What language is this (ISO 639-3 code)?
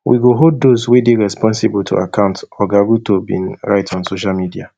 pcm